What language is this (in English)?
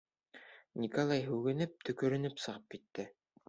Bashkir